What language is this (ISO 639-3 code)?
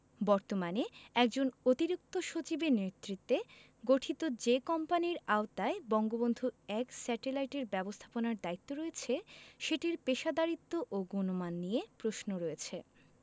ben